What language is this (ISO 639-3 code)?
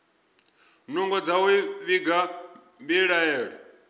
ven